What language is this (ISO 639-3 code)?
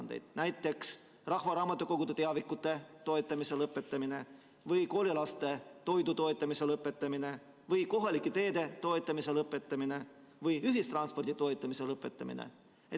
est